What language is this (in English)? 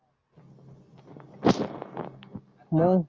Marathi